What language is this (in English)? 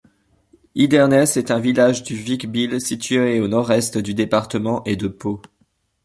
French